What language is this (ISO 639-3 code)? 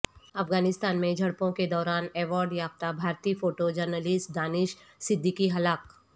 urd